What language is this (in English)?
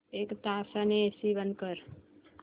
Marathi